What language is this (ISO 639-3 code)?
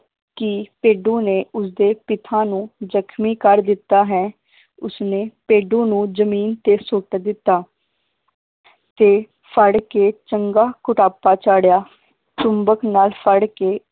pan